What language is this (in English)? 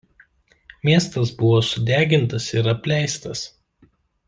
Lithuanian